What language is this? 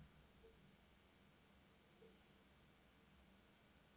Norwegian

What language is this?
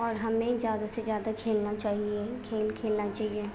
Urdu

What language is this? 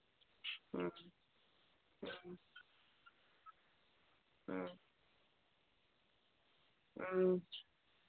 Manipuri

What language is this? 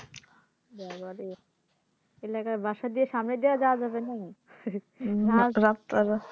Bangla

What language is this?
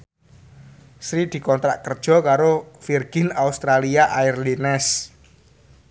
Javanese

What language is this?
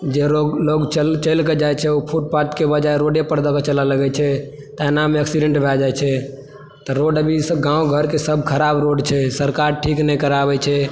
Maithili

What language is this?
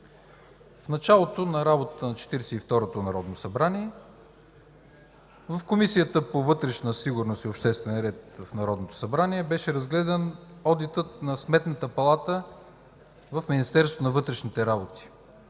Bulgarian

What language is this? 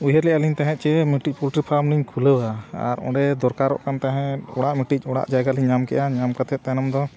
Santali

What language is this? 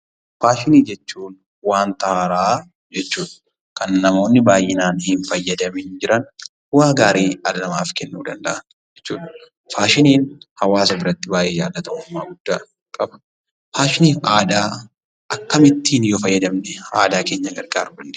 Oromo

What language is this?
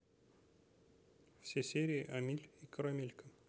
Russian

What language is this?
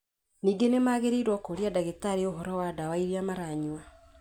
Kikuyu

